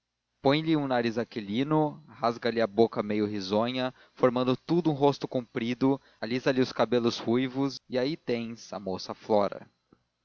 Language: Portuguese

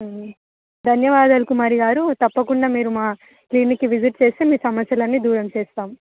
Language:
Telugu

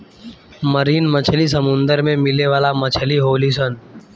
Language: Bhojpuri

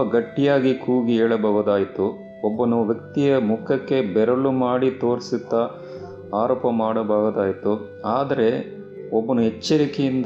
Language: Kannada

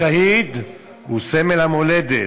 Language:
Hebrew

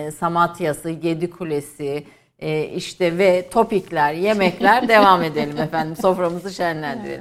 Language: Turkish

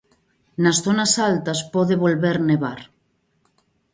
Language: Galician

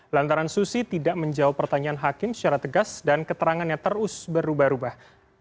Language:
Indonesian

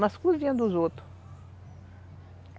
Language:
Portuguese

